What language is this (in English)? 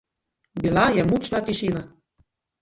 Slovenian